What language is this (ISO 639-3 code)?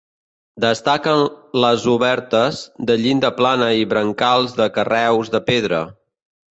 cat